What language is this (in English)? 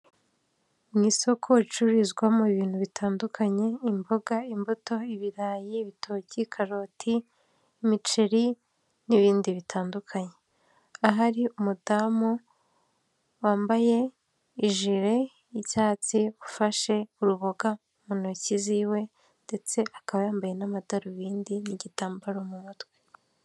Kinyarwanda